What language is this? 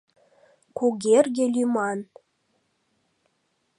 Mari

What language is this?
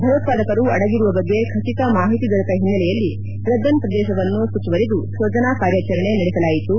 Kannada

